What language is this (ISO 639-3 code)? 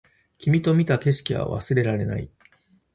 jpn